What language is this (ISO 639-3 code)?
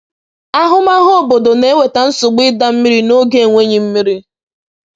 ibo